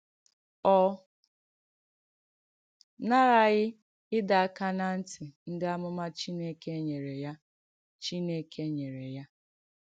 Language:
Igbo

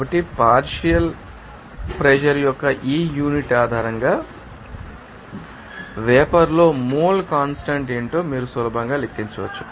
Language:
Telugu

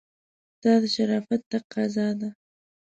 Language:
Pashto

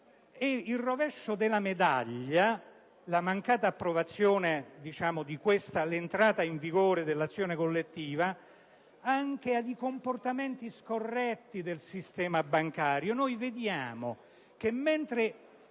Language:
Italian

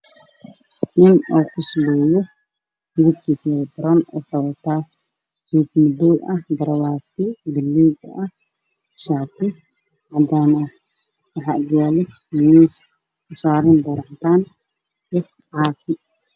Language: Somali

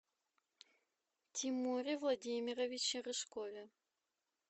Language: Russian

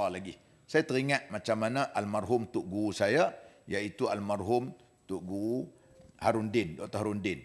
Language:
Malay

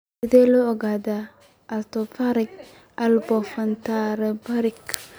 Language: Somali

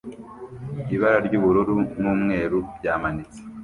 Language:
Kinyarwanda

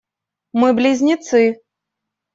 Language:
Russian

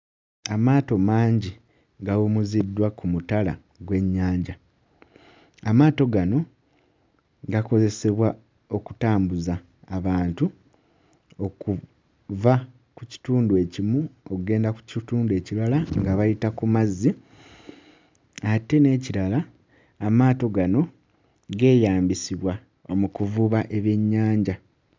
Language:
Ganda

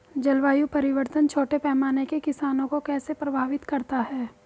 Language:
Hindi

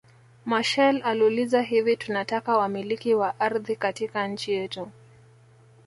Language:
Swahili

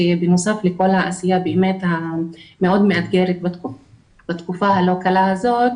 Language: Hebrew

